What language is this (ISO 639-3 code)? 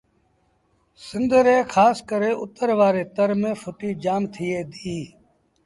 sbn